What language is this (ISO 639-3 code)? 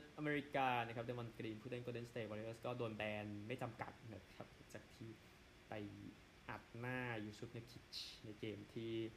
tha